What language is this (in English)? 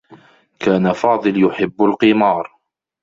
Arabic